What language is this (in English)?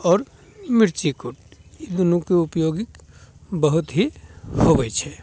Maithili